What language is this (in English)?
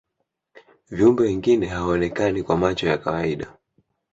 Swahili